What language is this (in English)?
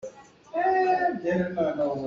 Hakha Chin